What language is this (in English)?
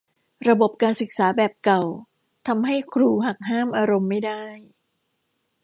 Thai